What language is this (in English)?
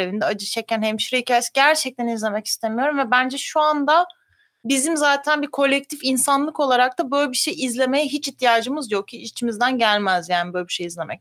Turkish